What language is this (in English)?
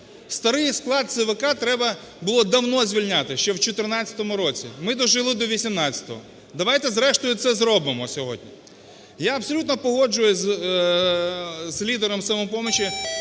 Ukrainian